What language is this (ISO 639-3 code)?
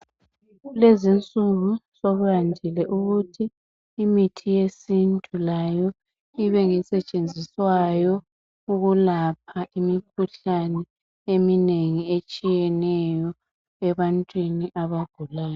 nde